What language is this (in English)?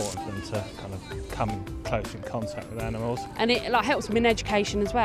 English